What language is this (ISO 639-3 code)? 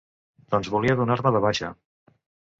cat